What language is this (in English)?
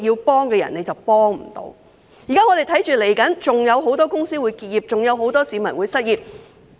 Cantonese